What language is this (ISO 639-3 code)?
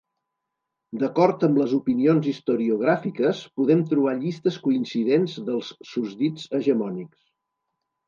cat